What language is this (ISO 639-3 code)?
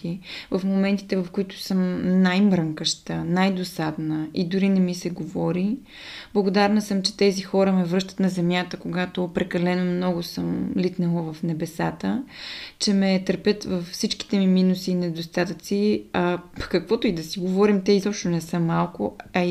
bul